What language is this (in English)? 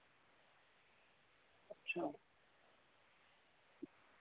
Dogri